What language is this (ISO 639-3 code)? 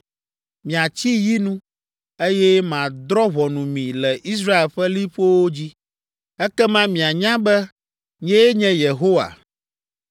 ewe